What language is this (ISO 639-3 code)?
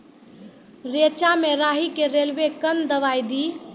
mai